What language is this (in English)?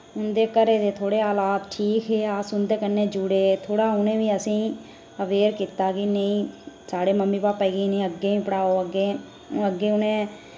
Dogri